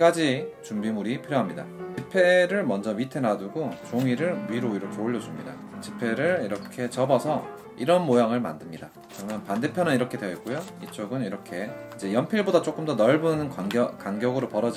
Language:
Korean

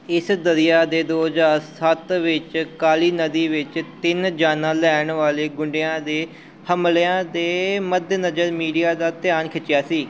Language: Punjabi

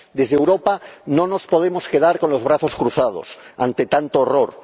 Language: Spanish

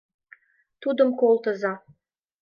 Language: Mari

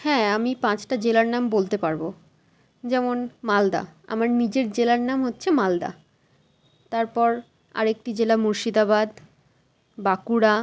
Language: Bangla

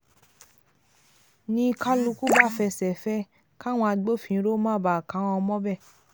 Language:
Yoruba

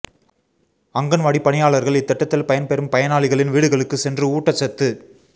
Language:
Tamil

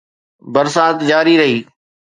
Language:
Sindhi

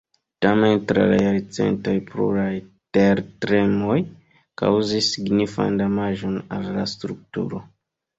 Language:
Esperanto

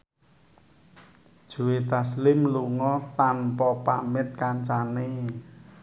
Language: Javanese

